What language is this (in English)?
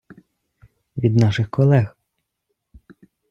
Ukrainian